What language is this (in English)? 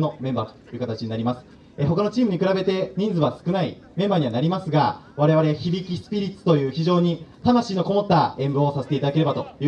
Japanese